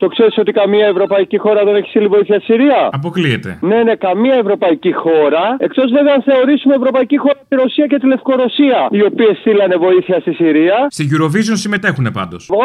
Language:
Greek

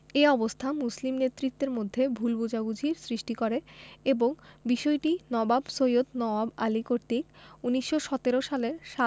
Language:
Bangla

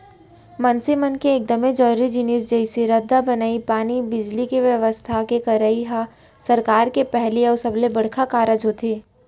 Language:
Chhattisgarhi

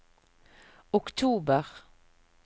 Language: Norwegian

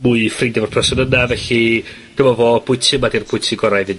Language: Welsh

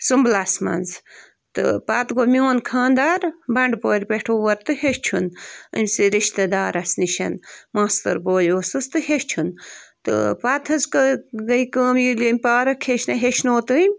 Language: Kashmiri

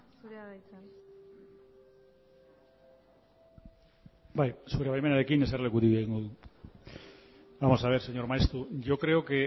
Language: Basque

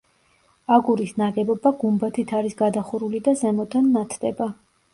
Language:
Georgian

